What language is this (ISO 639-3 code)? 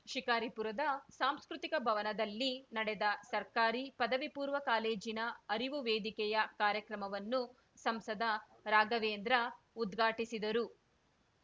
kan